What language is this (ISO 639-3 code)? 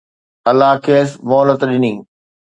snd